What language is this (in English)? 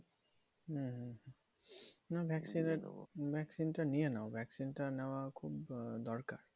Bangla